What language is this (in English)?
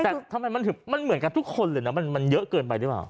Thai